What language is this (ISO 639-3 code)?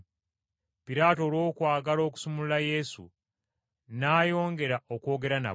lug